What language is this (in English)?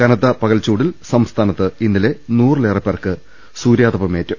Malayalam